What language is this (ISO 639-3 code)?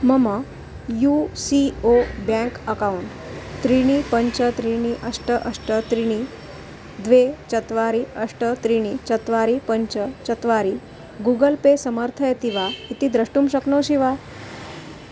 san